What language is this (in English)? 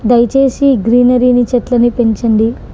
Telugu